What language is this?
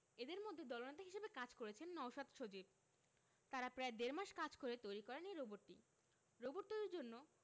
Bangla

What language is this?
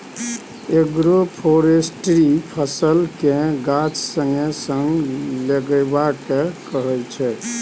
Maithili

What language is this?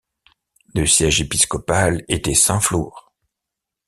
French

